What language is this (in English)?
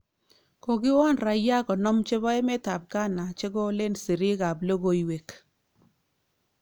Kalenjin